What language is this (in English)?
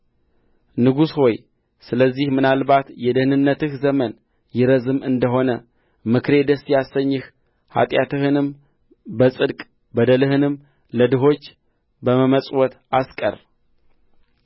Amharic